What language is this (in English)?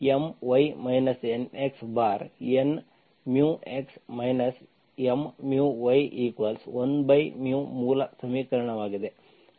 Kannada